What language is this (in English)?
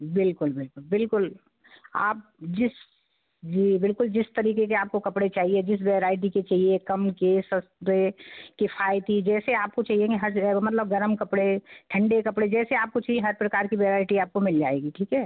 Hindi